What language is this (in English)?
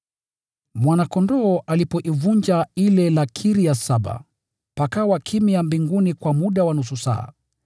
Swahili